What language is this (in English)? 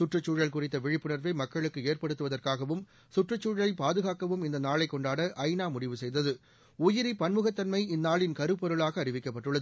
Tamil